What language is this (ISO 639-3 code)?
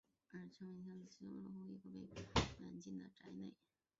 zho